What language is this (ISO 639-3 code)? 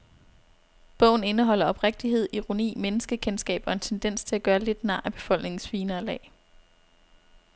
dan